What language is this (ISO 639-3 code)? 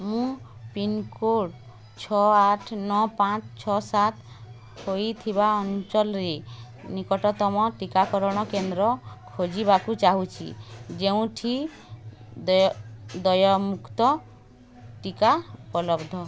ori